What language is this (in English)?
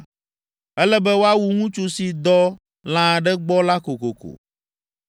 Ewe